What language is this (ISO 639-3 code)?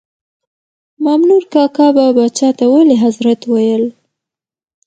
pus